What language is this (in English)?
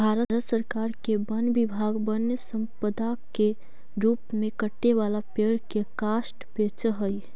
Magahi